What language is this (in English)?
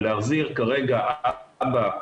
Hebrew